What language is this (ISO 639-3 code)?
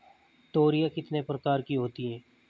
hin